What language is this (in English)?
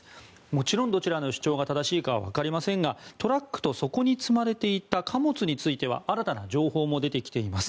Japanese